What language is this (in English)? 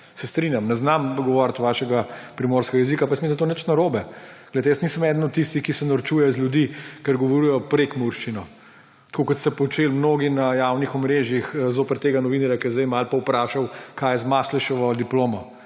Slovenian